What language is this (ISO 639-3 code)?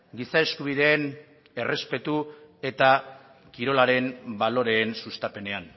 eus